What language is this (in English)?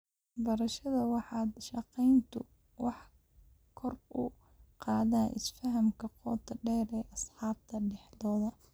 Somali